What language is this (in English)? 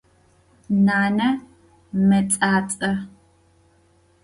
Adyghe